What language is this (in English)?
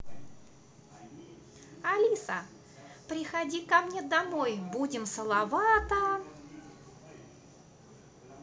Russian